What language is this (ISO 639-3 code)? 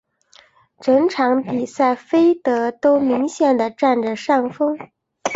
zho